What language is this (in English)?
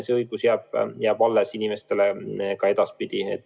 Estonian